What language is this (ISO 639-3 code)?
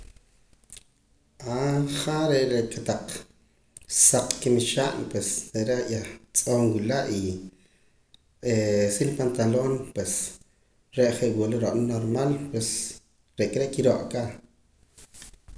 poc